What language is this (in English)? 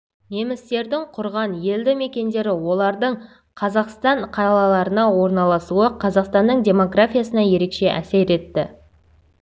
Kazakh